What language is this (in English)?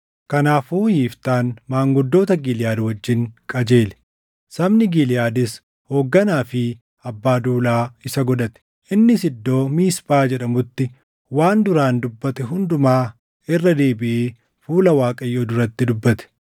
Oromo